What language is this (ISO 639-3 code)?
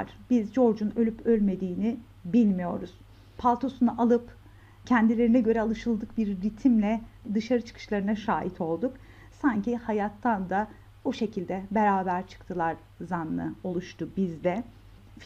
tur